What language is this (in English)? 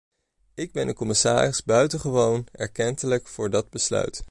Dutch